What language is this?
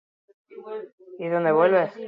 Basque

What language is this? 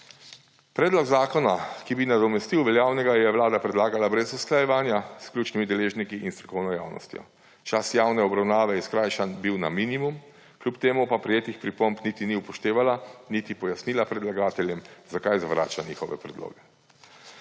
Slovenian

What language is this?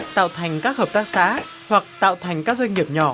Vietnamese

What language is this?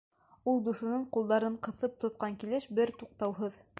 Bashkir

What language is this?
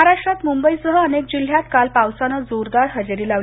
Marathi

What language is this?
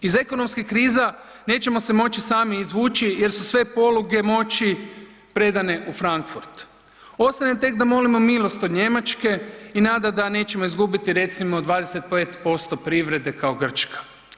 Croatian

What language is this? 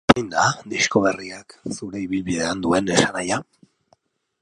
Basque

